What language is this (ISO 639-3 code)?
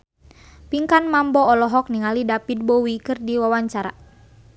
sun